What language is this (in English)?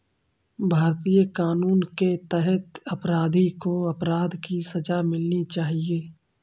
Hindi